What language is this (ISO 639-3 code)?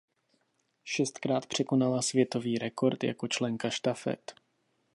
ces